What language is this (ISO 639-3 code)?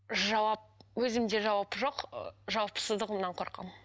kaz